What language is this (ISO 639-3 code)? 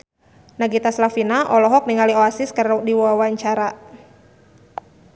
sun